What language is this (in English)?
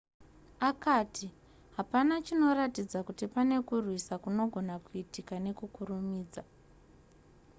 Shona